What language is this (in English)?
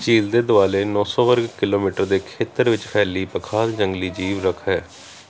Punjabi